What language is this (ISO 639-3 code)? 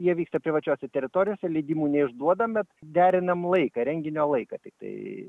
lit